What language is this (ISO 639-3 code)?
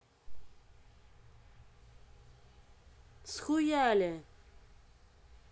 rus